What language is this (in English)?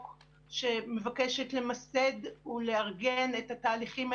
Hebrew